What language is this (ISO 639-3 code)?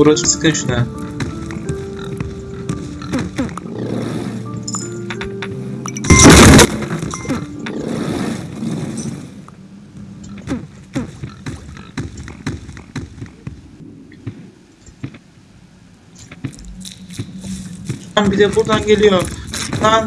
tur